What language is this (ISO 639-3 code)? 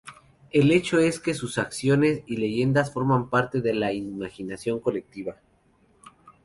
spa